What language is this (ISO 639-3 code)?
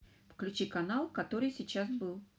rus